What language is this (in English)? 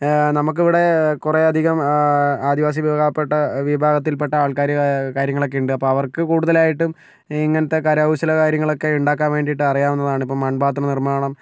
Malayalam